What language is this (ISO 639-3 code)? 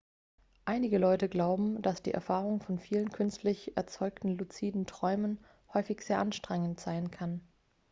deu